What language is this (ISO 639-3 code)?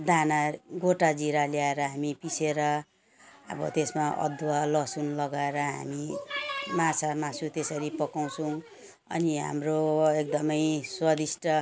nep